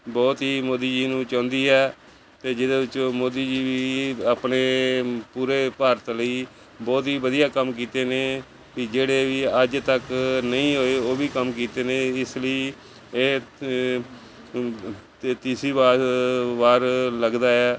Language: Punjabi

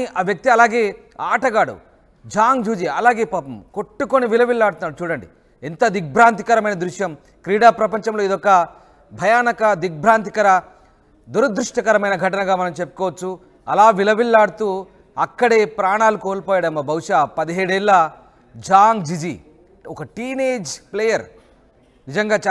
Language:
Telugu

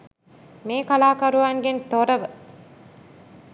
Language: Sinhala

